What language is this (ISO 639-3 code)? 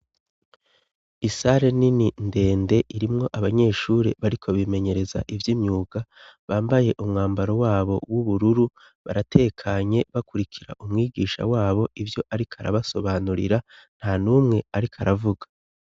run